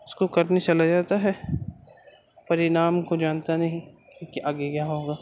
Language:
Urdu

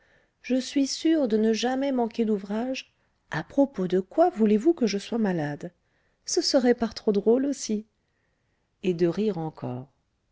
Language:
French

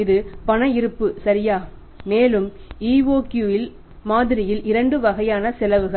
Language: Tamil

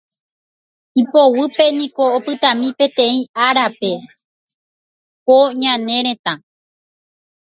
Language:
Guarani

